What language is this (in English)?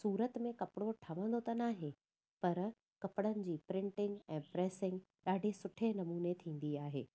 Sindhi